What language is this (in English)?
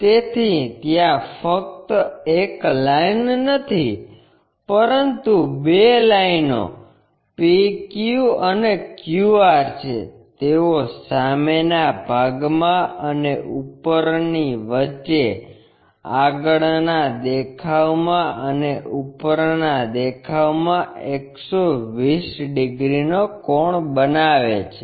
Gujarati